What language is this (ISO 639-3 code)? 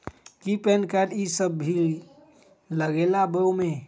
mag